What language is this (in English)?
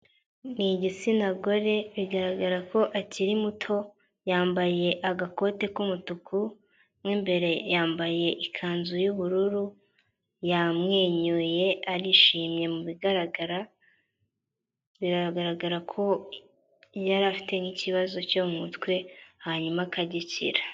Kinyarwanda